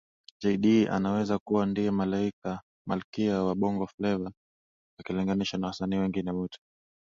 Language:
Swahili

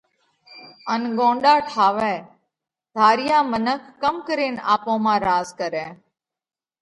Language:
Parkari Koli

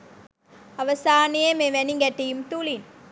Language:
Sinhala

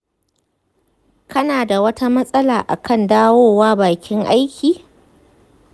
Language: Hausa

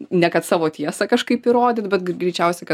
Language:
Lithuanian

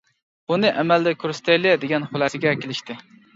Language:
Uyghur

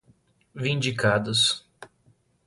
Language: Portuguese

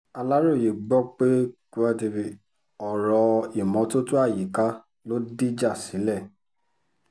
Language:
Yoruba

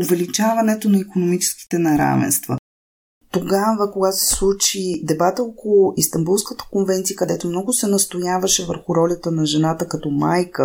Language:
Bulgarian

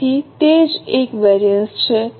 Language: Gujarati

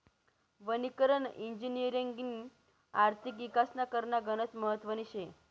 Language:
Marathi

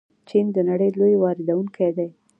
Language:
Pashto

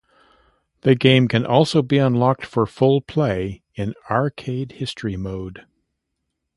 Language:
English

